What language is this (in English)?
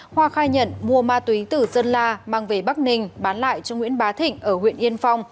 Vietnamese